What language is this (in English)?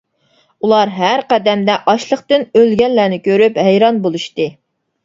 Uyghur